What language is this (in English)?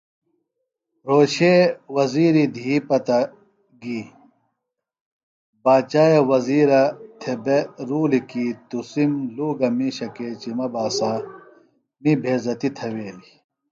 Phalura